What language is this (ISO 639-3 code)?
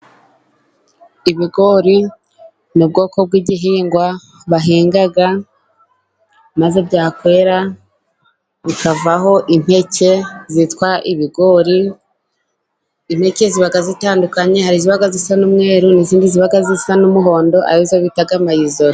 kin